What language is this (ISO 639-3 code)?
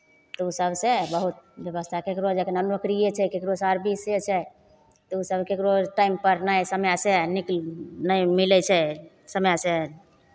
mai